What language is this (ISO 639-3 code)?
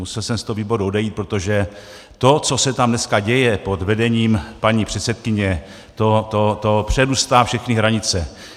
ces